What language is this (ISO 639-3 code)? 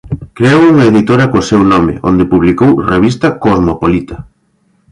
glg